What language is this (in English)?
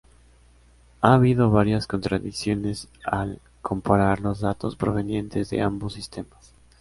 Spanish